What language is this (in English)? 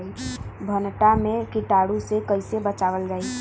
Bhojpuri